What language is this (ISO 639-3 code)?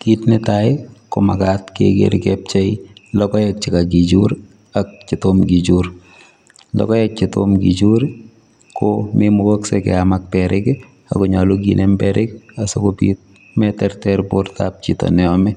kln